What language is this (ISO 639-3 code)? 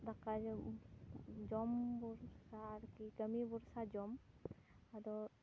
sat